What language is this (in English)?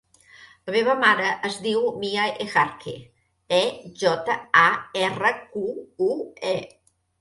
Catalan